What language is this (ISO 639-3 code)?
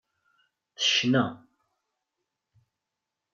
kab